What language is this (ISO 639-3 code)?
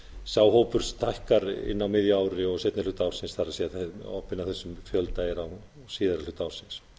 isl